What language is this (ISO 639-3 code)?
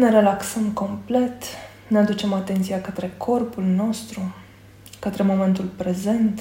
ron